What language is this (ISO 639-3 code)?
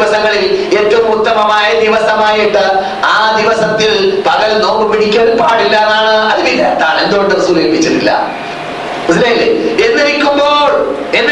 mal